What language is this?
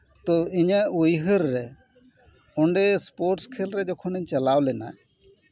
Santali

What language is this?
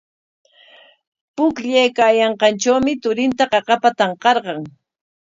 Corongo Ancash Quechua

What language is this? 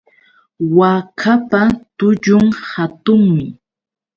Yauyos Quechua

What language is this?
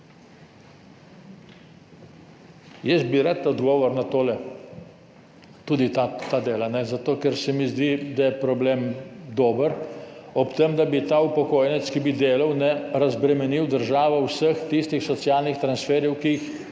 Slovenian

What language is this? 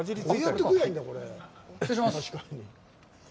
Japanese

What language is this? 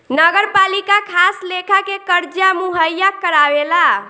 Bhojpuri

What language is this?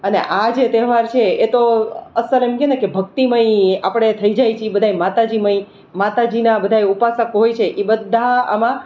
Gujarati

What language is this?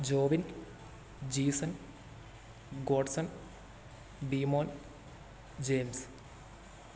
Malayalam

